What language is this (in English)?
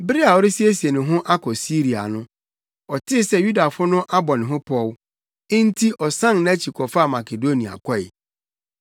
Akan